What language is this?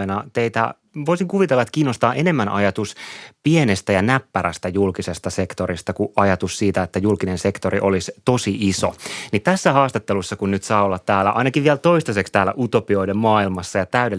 Finnish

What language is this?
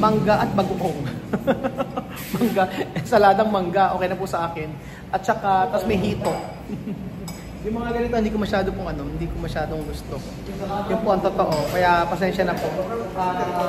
Filipino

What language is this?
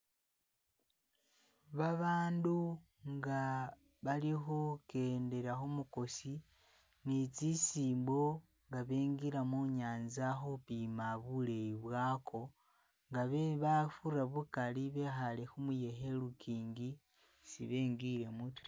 Masaaba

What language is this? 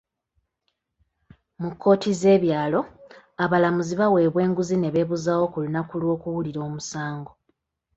Ganda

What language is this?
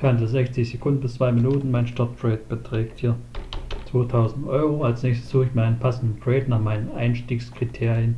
German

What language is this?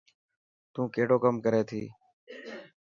Dhatki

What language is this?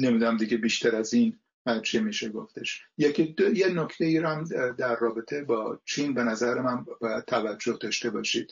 Persian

